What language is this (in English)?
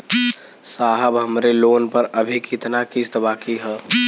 Bhojpuri